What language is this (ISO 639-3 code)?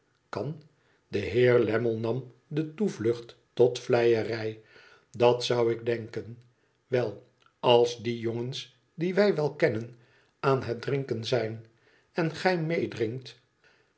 nld